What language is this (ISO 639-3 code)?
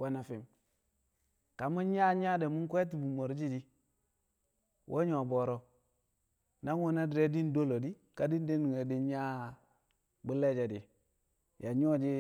kcq